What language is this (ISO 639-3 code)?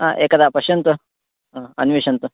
san